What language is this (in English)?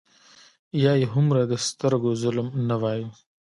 Pashto